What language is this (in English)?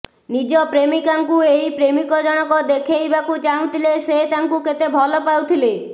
Odia